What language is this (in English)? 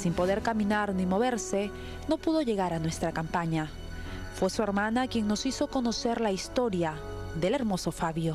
Spanish